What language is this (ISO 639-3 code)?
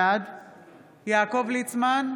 heb